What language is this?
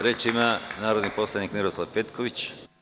Serbian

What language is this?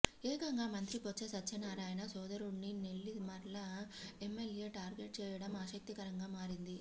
Telugu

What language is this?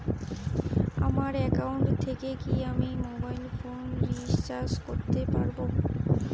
Bangla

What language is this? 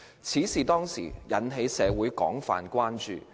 Cantonese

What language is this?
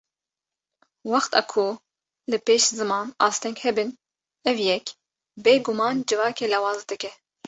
Kurdish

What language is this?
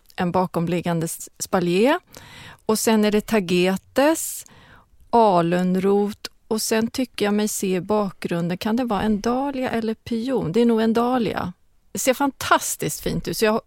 Swedish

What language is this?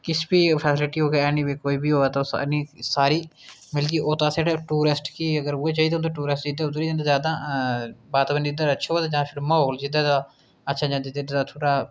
Dogri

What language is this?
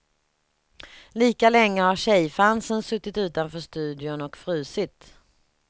Swedish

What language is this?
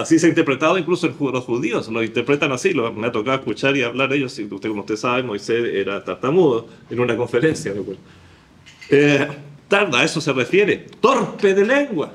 Spanish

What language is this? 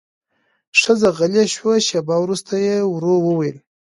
Pashto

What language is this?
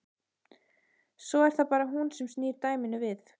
Icelandic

